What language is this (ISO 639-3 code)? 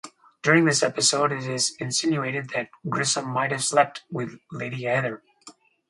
eng